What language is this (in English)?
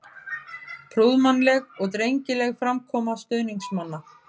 Icelandic